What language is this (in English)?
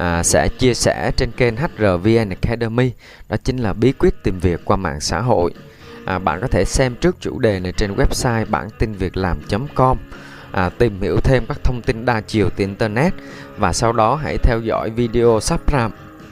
Vietnamese